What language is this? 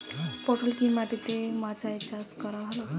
Bangla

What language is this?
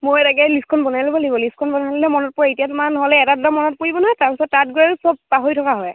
Assamese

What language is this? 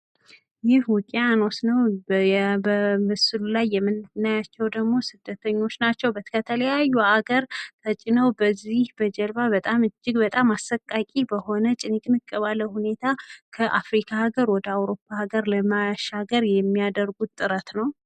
Amharic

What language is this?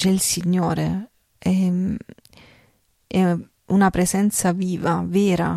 Italian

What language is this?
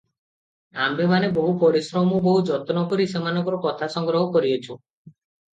Odia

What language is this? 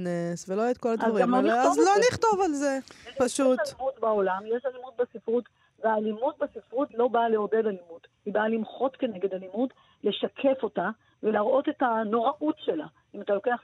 Hebrew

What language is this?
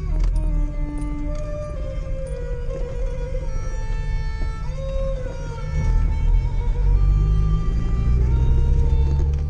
Italian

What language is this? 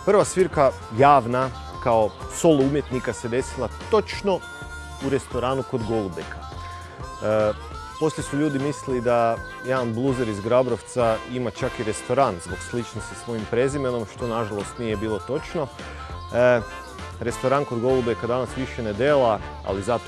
Croatian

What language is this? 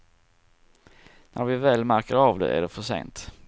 Swedish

